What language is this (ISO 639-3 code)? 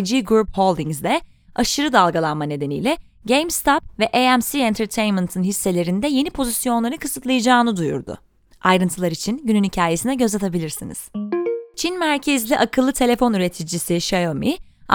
tur